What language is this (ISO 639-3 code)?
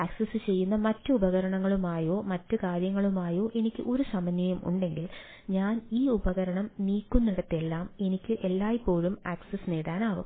mal